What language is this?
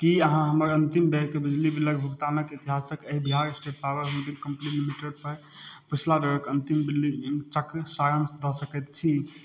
Maithili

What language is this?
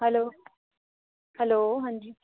Dogri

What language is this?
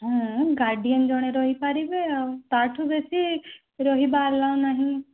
Odia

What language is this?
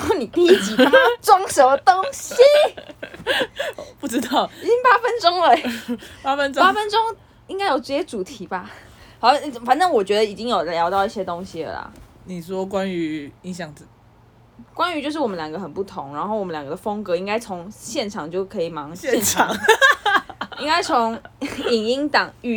Chinese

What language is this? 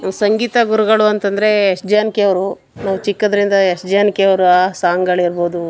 Kannada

